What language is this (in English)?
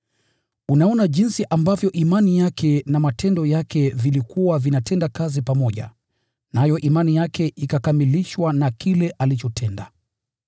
Swahili